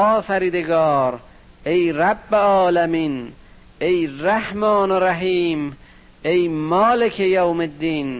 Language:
Persian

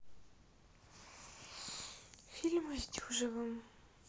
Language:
Russian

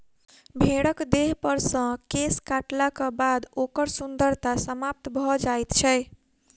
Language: Maithili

